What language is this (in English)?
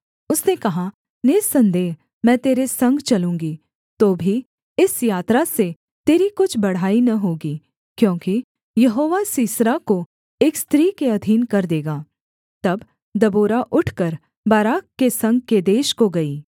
Hindi